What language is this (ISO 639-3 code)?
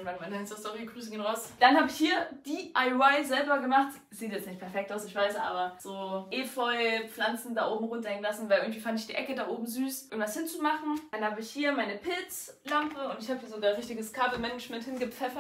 deu